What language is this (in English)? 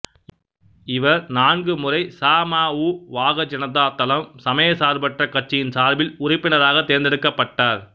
Tamil